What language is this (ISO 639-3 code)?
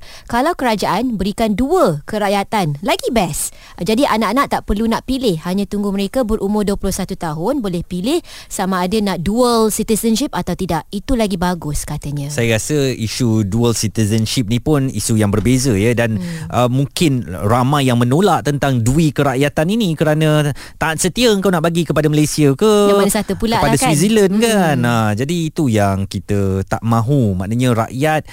msa